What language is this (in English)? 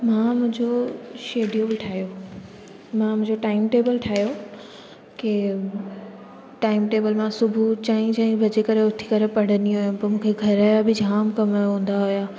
Sindhi